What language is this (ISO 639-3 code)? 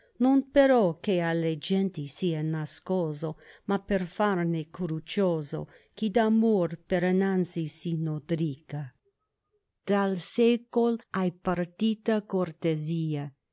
ita